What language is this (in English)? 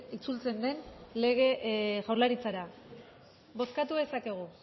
Basque